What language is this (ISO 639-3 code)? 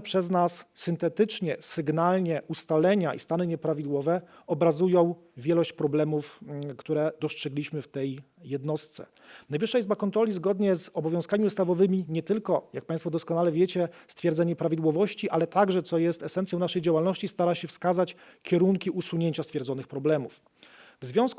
pol